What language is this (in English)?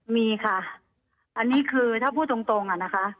Thai